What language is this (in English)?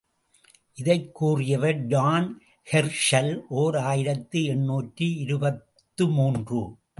Tamil